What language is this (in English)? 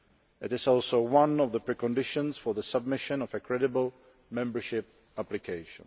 English